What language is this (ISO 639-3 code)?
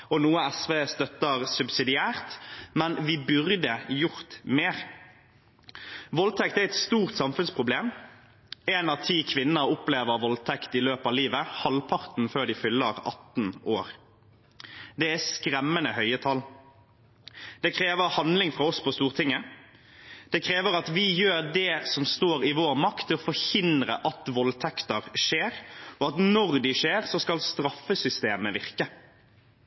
nob